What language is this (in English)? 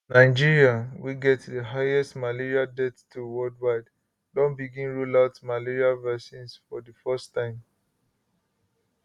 Nigerian Pidgin